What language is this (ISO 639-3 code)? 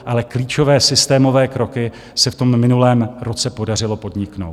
ces